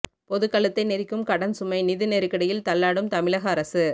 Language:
Tamil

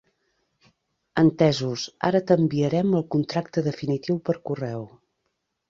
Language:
Catalan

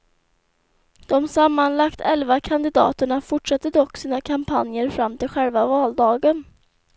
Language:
Swedish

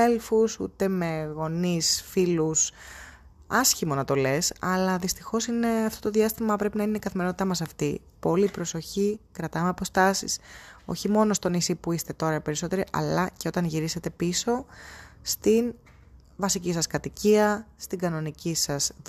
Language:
Greek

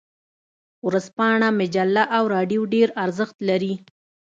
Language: Pashto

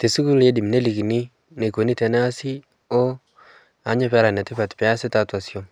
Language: Masai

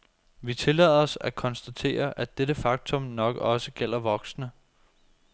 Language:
Danish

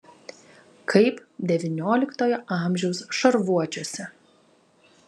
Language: Lithuanian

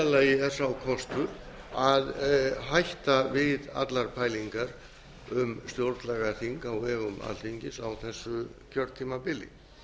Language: Icelandic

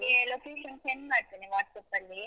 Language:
Kannada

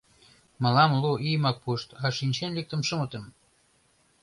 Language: Mari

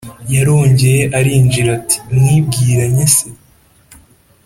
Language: Kinyarwanda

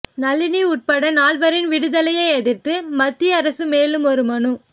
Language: Tamil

